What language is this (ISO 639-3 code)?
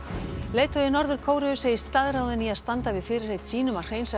isl